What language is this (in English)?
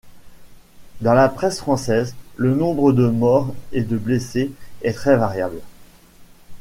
French